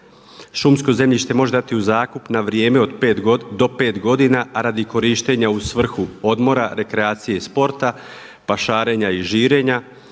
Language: Croatian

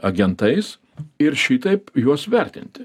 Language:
Lithuanian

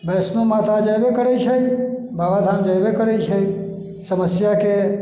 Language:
Maithili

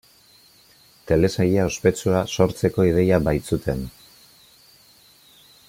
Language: Basque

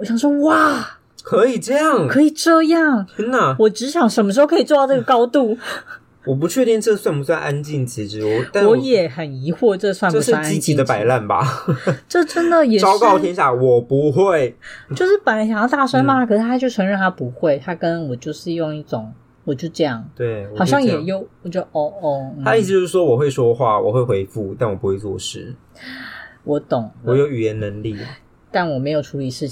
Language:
Chinese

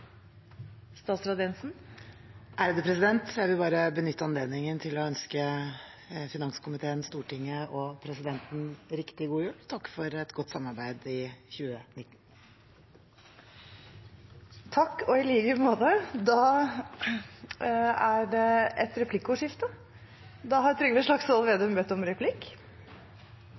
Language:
Norwegian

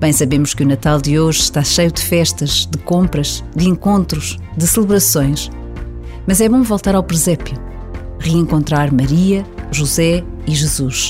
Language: Portuguese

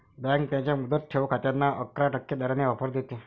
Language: Marathi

